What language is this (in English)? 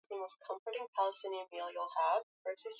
Swahili